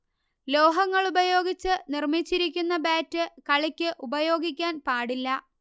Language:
Malayalam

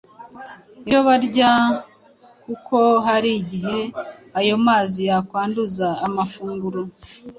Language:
Kinyarwanda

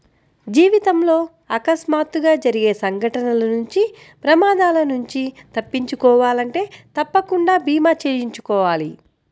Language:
Telugu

